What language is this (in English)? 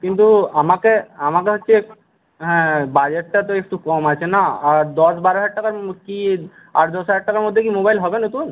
Bangla